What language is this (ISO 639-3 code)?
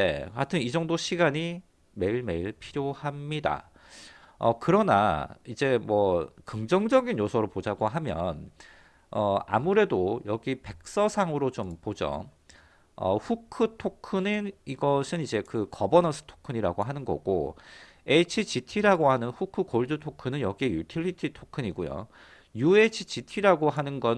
kor